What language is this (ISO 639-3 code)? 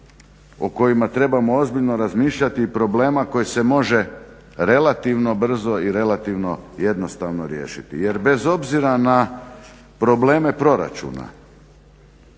hrv